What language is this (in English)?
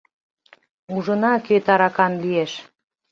Mari